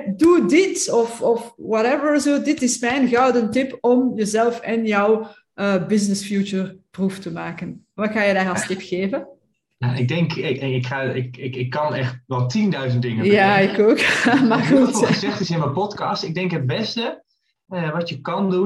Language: Dutch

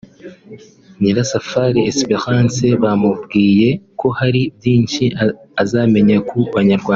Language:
Kinyarwanda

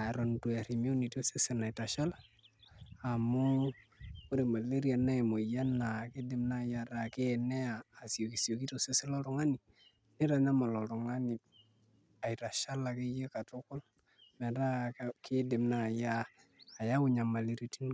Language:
Masai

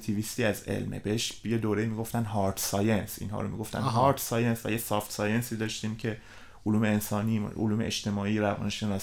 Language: Persian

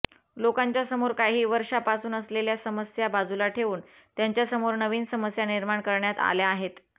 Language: Marathi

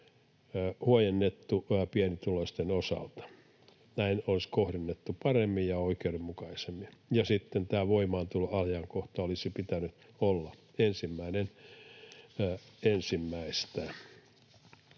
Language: Finnish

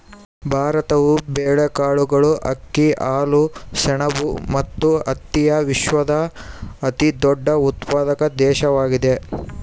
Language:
Kannada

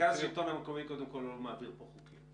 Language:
Hebrew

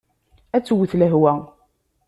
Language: Kabyle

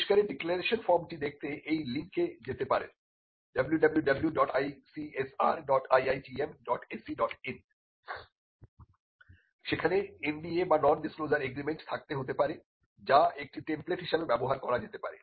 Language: Bangla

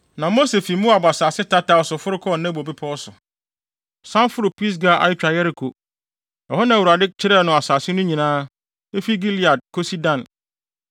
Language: Akan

